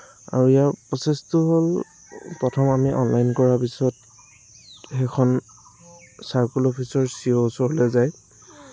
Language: Assamese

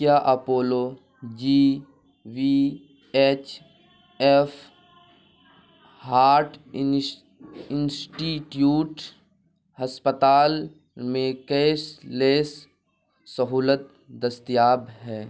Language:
Urdu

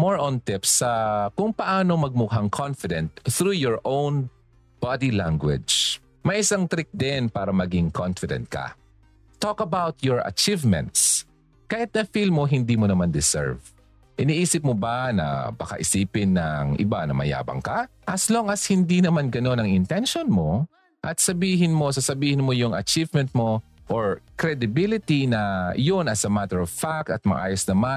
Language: Filipino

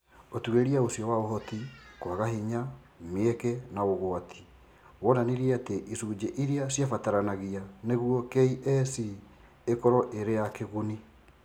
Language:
Kikuyu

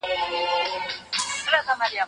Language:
Pashto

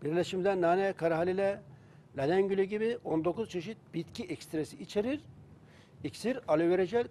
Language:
Turkish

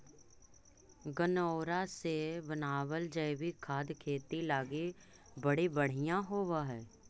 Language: Magahi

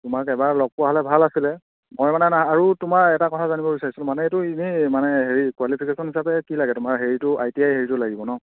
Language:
Assamese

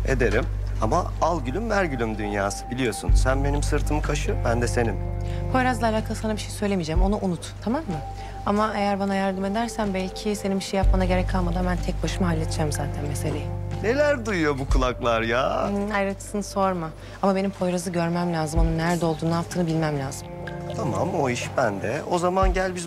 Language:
Turkish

